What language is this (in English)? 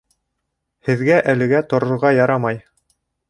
Bashkir